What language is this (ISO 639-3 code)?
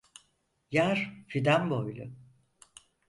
tur